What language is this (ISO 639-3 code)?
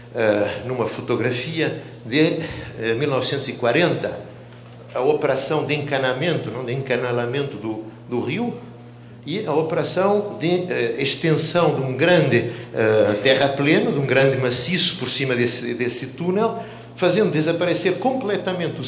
por